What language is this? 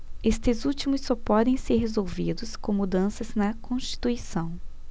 Portuguese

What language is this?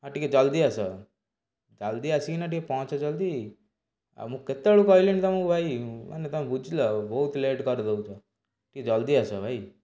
Odia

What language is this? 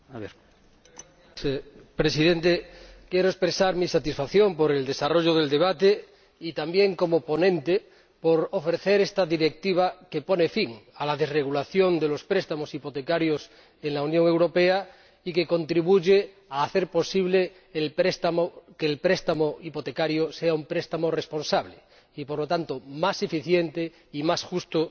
Spanish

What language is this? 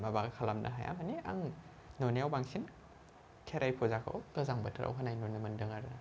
Bodo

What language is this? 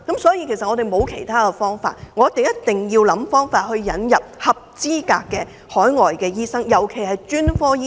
Cantonese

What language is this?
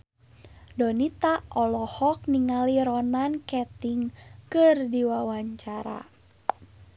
Sundanese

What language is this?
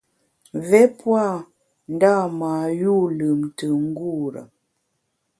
Bamun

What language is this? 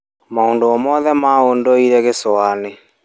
Kikuyu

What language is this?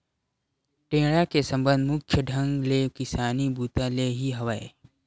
Chhattisgarhi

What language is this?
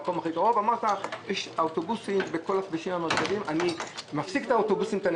Hebrew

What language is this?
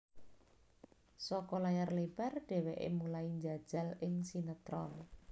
Javanese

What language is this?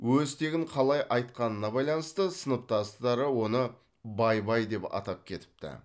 Kazakh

